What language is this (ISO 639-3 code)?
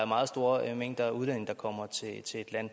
dan